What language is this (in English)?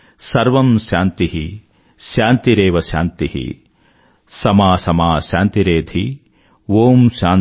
Telugu